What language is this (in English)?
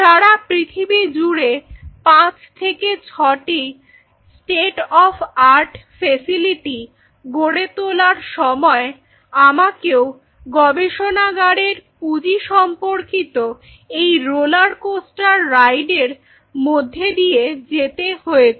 Bangla